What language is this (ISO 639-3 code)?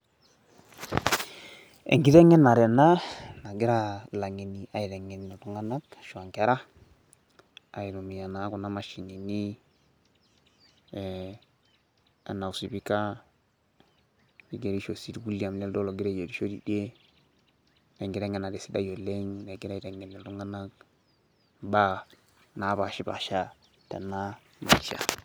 mas